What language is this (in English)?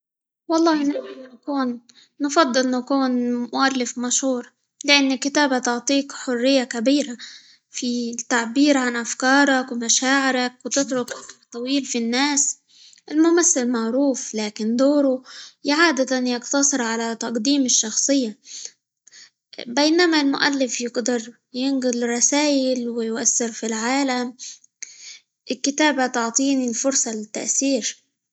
Libyan Arabic